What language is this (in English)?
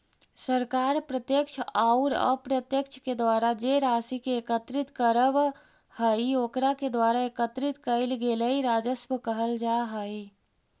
Magahi